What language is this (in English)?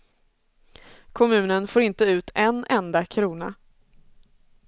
Swedish